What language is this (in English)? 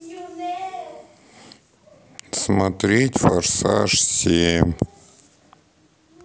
Russian